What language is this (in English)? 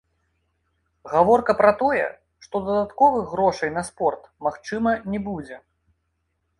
Belarusian